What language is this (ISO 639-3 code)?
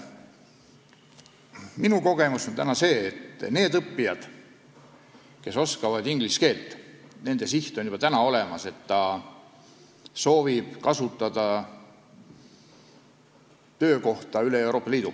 est